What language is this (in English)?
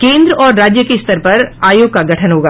Hindi